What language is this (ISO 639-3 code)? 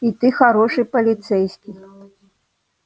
rus